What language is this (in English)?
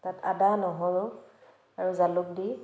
Assamese